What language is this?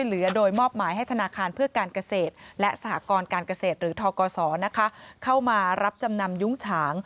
Thai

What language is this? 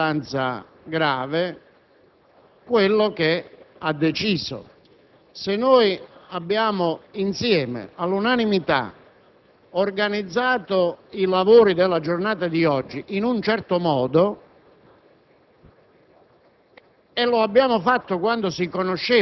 Italian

